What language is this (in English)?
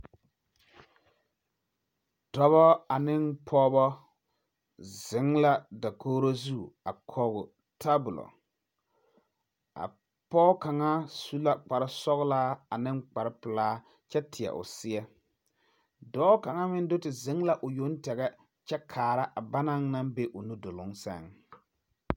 Southern Dagaare